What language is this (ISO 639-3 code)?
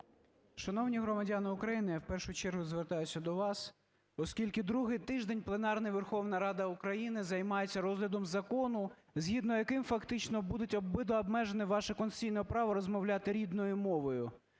ukr